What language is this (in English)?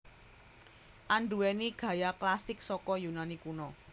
Javanese